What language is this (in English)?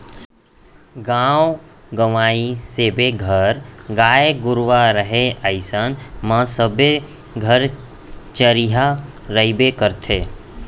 Chhattisgarhi